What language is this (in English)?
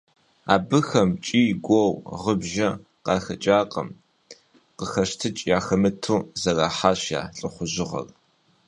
Kabardian